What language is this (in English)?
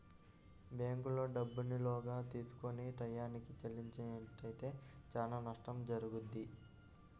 Telugu